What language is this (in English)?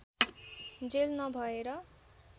Nepali